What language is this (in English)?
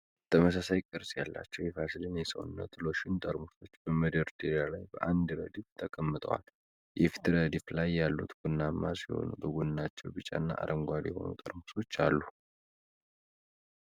Amharic